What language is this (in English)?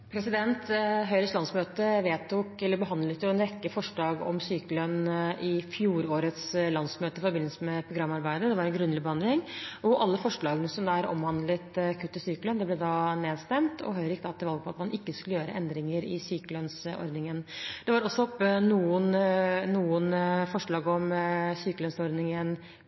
Norwegian Bokmål